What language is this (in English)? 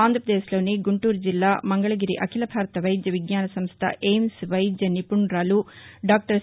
Telugu